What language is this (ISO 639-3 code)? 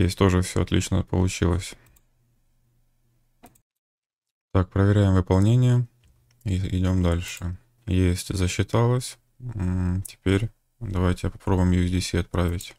rus